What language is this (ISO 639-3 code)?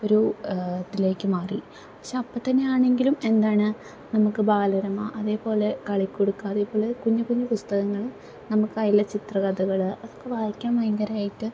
mal